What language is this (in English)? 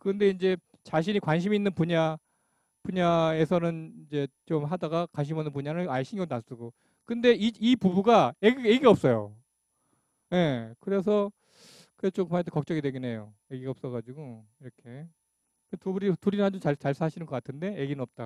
Korean